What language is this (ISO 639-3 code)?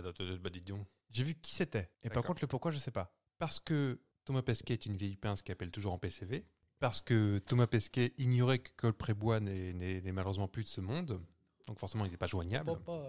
fra